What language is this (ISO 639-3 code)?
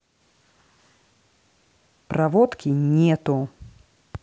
rus